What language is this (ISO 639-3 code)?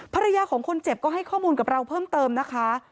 tha